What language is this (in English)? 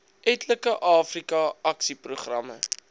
Afrikaans